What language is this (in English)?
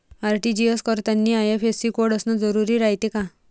Marathi